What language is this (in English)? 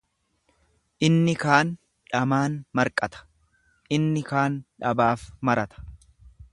Oromo